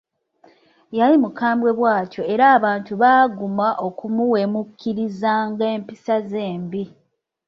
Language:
Ganda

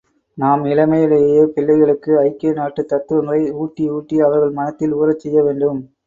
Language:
Tamil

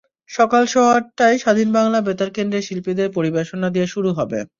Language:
Bangla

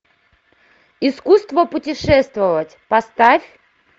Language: Russian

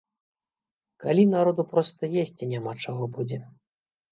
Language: Belarusian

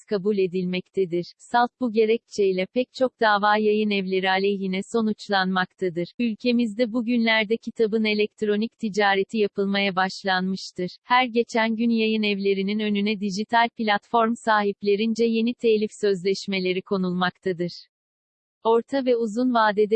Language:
Turkish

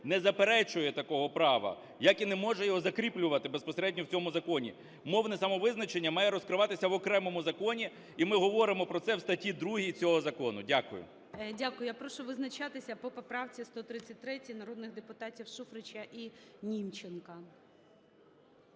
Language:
Ukrainian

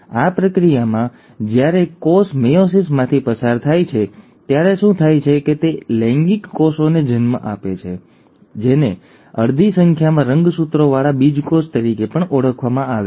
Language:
Gujarati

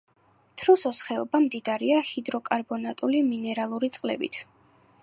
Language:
Georgian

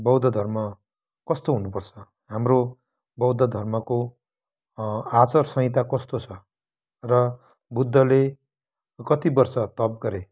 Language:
Nepali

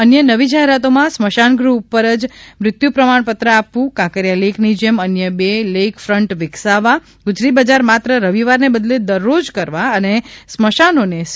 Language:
Gujarati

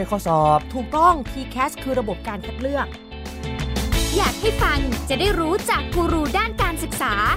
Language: Thai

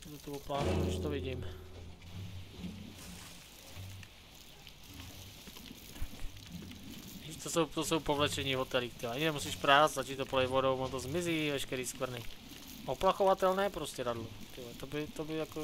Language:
Czech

